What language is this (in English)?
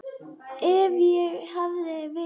Icelandic